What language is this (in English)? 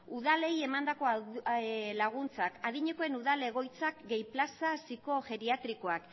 Basque